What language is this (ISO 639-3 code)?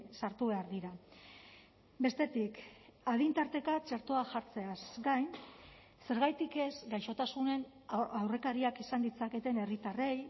eus